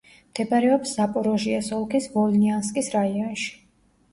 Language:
Georgian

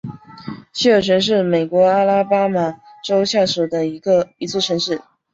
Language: Chinese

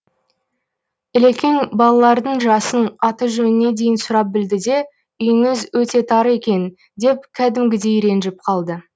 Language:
Kazakh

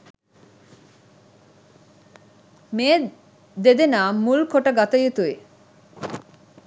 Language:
Sinhala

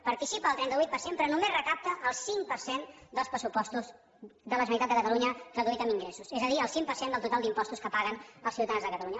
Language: Catalan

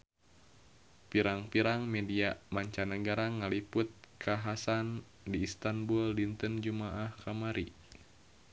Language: Sundanese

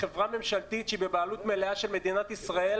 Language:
Hebrew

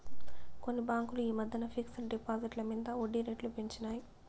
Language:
Telugu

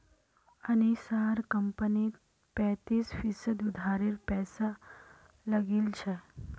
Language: Magahi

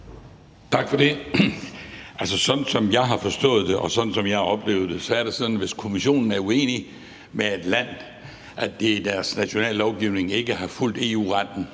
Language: Danish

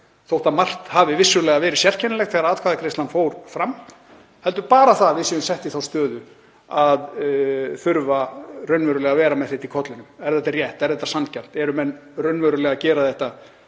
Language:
Icelandic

